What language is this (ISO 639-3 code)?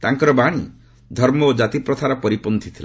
ori